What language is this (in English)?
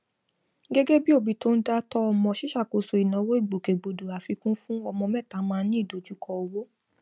Yoruba